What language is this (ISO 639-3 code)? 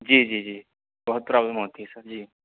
urd